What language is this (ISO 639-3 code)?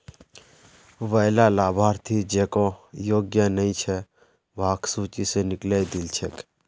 mag